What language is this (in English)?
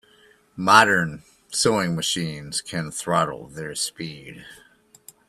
English